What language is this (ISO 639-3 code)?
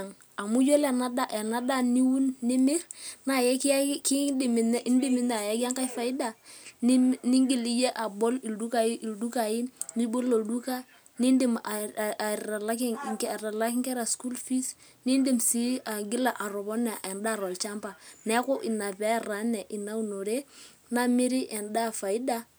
mas